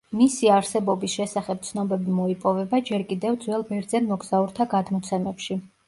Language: Georgian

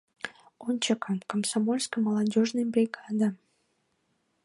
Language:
Mari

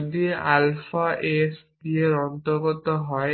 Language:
Bangla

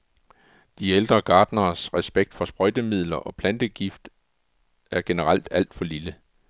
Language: Danish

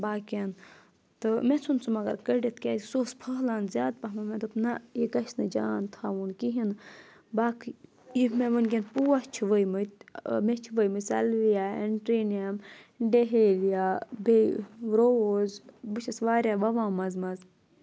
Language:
Kashmiri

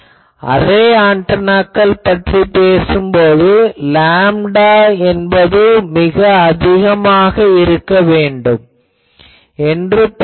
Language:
Tamil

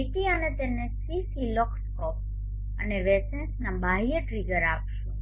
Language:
Gujarati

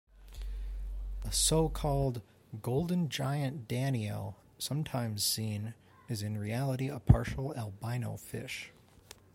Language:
English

